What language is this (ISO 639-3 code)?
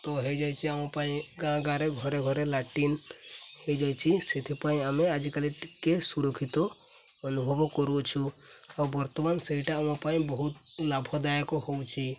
ori